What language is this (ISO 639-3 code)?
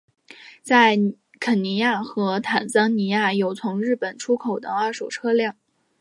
zho